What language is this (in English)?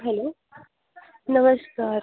Marathi